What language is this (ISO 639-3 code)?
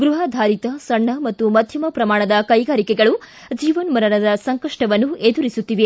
kan